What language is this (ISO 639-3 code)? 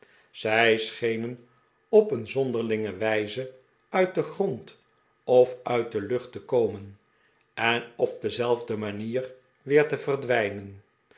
nld